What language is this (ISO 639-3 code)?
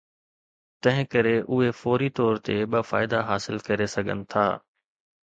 snd